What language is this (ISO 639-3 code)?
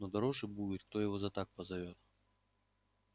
rus